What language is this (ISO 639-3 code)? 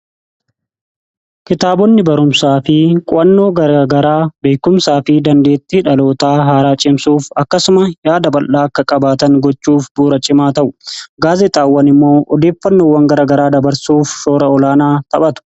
orm